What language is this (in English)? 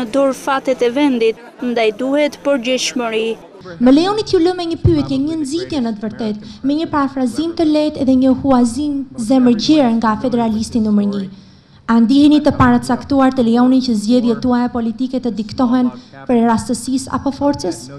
Romanian